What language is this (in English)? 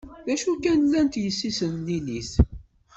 Kabyle